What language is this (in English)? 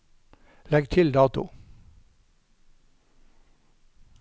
Norwegian